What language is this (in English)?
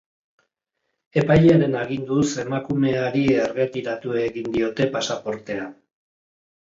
Basque